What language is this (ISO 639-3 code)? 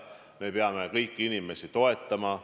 est